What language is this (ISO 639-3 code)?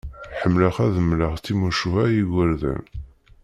kab